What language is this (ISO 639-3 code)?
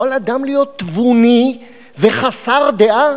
heb